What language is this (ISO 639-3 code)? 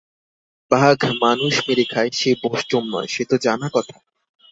ben